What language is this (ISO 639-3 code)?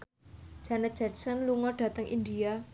jav